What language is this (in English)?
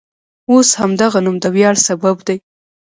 Pashto